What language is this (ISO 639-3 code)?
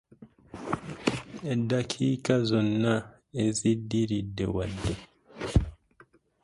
lug